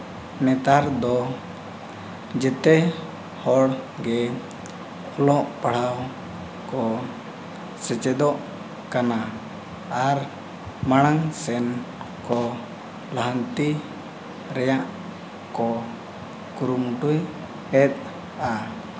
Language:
Santali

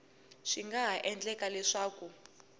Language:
Tsonga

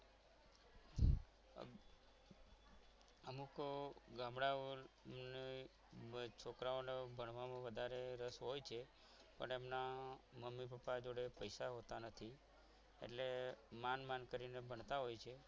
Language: Gujarati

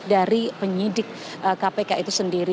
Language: Indonesian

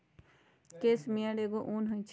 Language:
Magahi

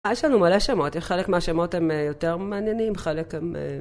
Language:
Hebrew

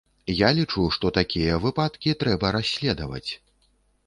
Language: Belarusian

